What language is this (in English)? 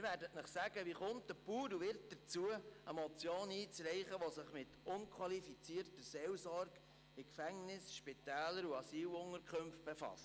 Swiss German